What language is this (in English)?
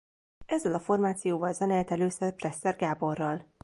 Hungarian